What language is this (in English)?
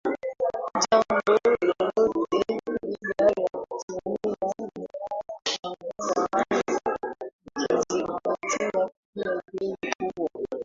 Swahili